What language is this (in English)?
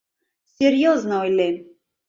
Mari